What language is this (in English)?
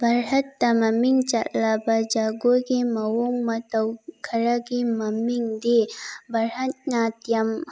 Manipuri